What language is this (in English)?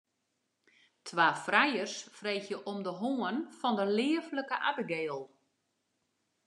Western Frisian